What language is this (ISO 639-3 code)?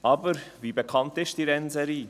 gsw